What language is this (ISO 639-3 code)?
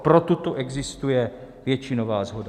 ces